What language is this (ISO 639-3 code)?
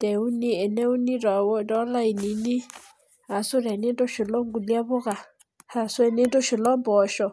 mas